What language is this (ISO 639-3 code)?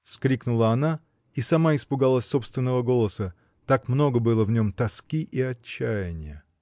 rus